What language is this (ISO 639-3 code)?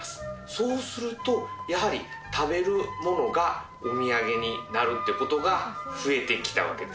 jpn